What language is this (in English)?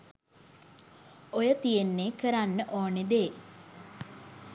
Sinhala